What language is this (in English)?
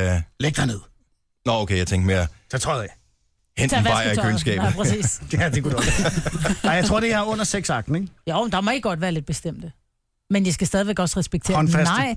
Danish